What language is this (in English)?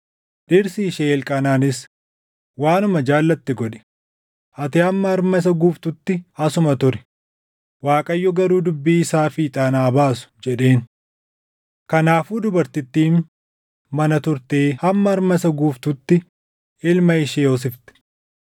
Oromo